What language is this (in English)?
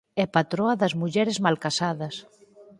Galician